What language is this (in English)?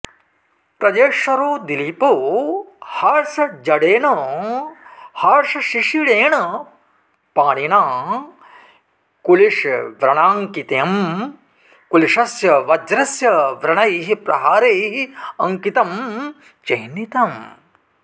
Sanskrit